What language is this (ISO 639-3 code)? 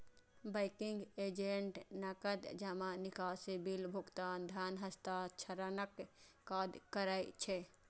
mai